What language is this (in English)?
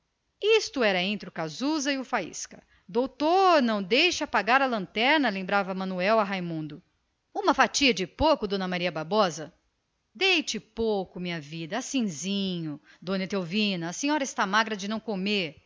Portuguese